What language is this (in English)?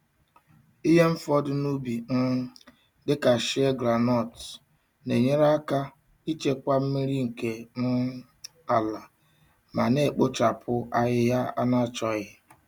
Igbo